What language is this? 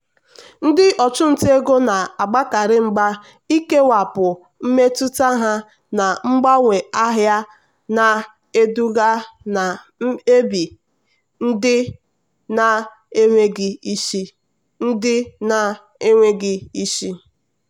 Igbo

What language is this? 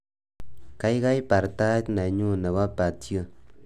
Kalenjin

